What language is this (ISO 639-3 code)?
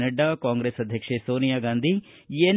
kan